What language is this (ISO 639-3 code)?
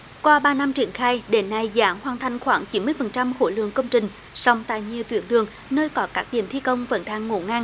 vie